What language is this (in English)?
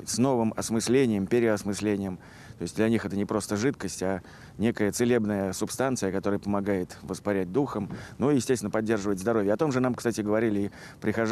Russian